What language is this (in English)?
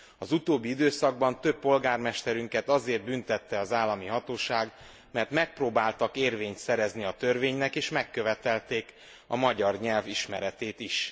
Hungarian